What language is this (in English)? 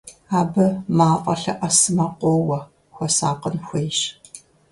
Kabardian